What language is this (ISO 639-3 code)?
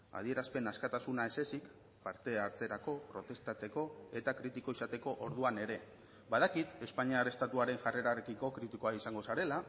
eus